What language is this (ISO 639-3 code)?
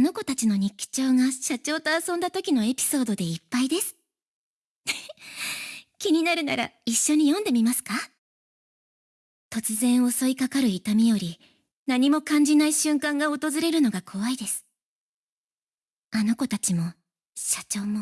jpn